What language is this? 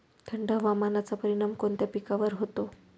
Marathi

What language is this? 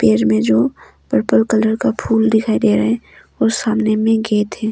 Hindi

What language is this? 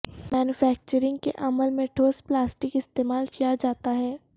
Urdu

